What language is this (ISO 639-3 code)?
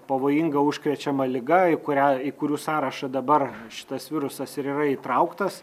lit